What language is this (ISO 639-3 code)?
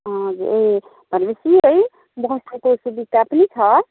nep